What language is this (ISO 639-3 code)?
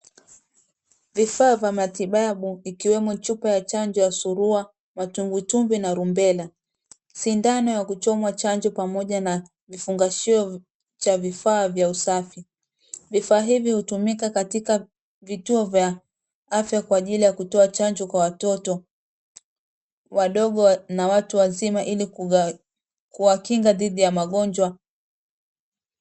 swa